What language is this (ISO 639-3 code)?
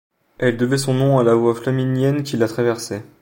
fra